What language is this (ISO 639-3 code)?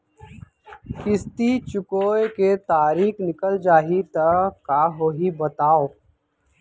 hne